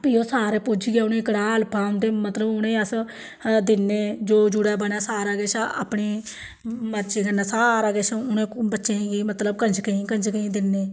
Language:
Dogri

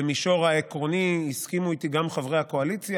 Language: Hebrew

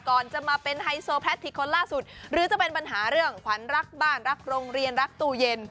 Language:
Thai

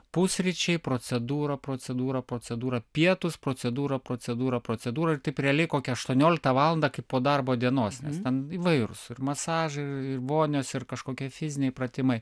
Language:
Lithuanian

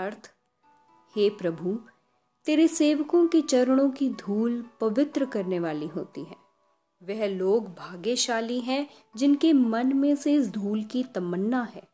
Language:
Hindi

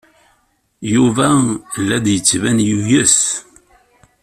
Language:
Kabyle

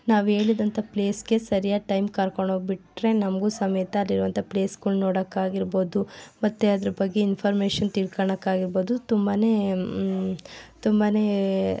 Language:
Kannada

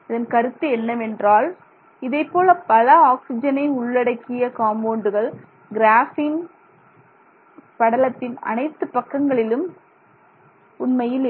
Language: Tamil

